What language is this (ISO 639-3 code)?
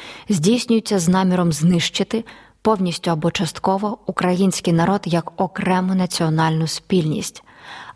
ukr